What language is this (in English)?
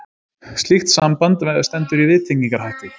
Icelandic